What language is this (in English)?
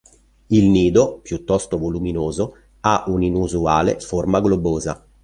Italian